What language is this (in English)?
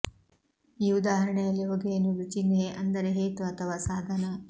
Kannada